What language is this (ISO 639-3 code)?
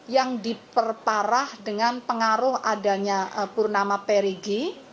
ind